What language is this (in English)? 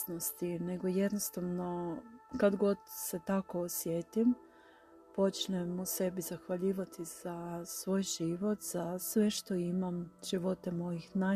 Croatian